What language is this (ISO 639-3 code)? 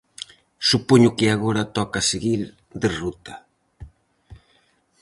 glg